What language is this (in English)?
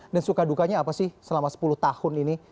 Indonesian